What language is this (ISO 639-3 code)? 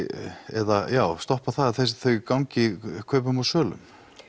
isl